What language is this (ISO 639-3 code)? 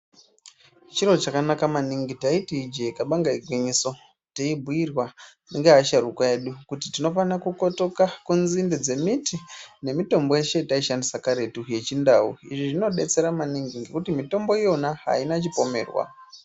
ndc